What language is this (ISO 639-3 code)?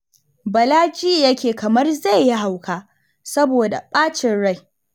hau